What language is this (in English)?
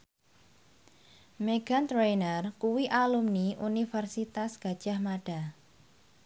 Javanese